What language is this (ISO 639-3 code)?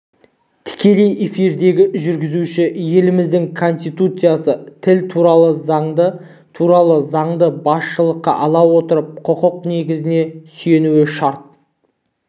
kaz